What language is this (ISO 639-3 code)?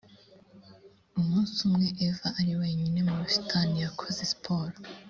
kin